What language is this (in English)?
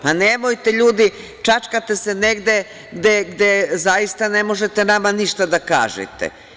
Serbian